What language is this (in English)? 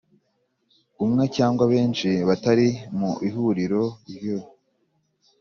Kinyarwanda